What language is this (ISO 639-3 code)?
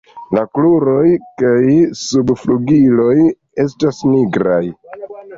epo